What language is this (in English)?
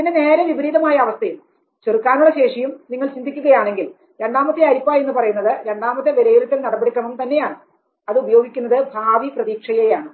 Malayalam